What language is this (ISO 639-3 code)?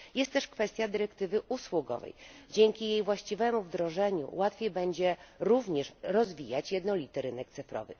pol